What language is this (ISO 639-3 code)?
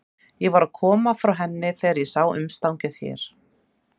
isl